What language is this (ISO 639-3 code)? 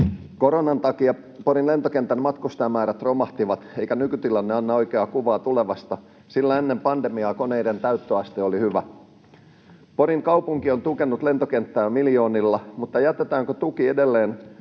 fin